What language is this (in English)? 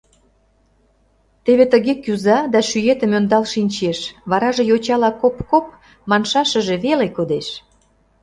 Mari